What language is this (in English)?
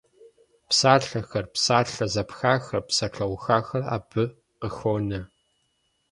Kabardian